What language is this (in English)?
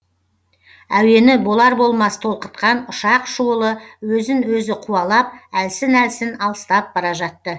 Kazakh